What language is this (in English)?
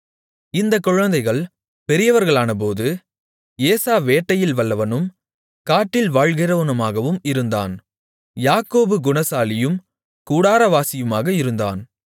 Tamil